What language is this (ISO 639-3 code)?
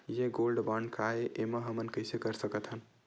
hne